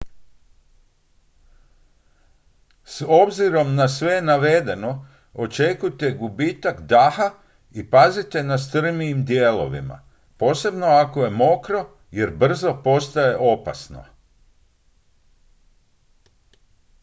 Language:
Croatian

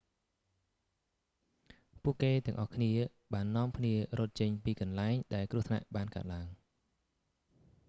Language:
Khmer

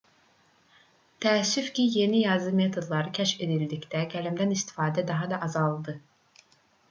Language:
Azerbaijani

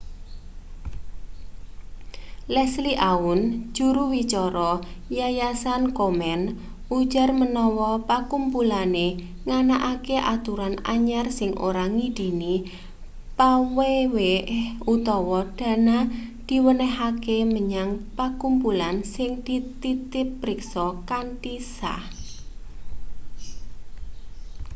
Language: Javanese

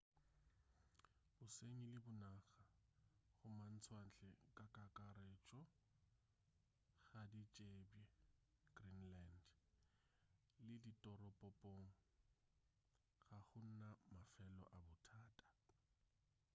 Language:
Northern Sotho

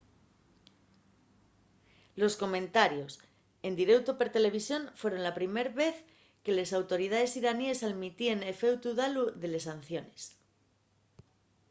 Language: Asturian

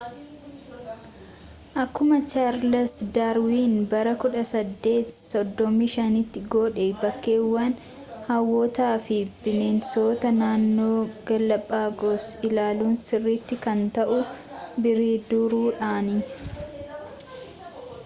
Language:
Oromo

